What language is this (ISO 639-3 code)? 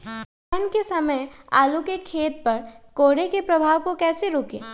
mag